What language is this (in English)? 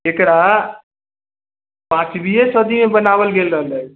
Maithili